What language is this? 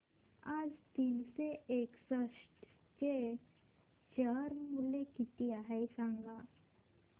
Marathi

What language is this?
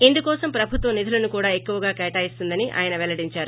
Telugu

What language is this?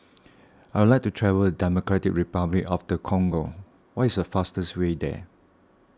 English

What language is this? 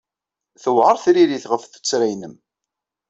Kabyle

